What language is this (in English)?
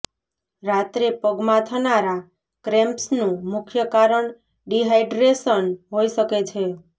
Gujarati